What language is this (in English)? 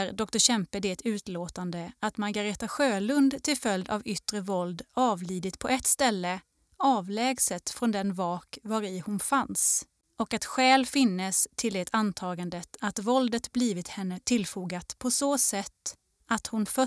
Swedish